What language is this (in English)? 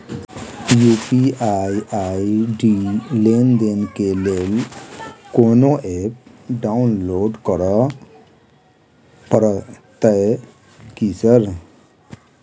Maithili